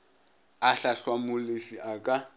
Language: Northern Sotho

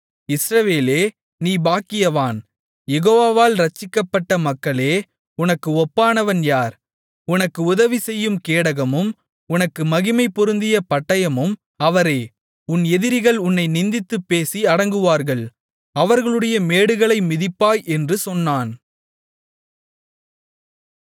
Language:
Tamil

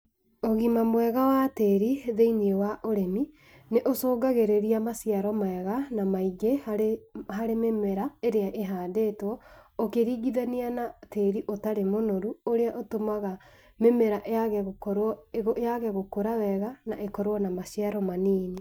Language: Kikuyu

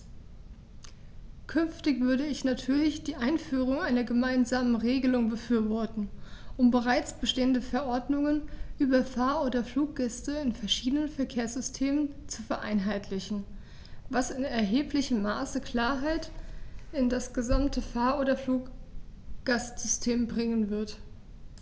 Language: German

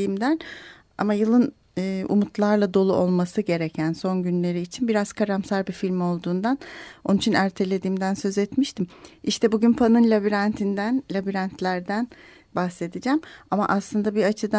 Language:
Turkish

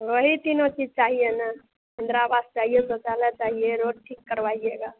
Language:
Hindi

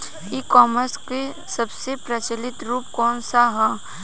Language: Bhojpuri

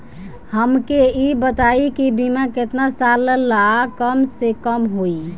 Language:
Bhojpuri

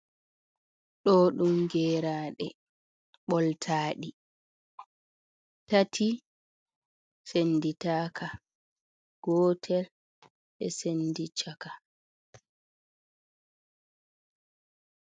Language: Fula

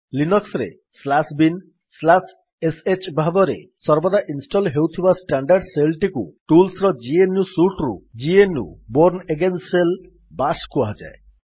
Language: Odia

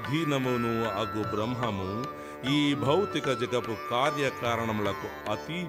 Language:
Telugu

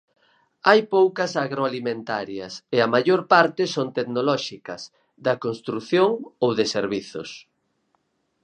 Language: Galician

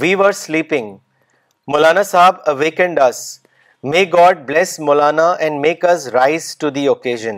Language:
Urdu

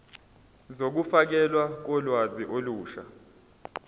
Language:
Zulu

